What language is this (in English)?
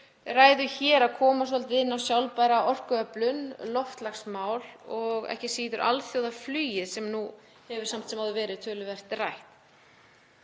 Icelandic